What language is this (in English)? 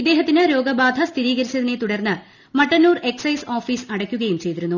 Malayalam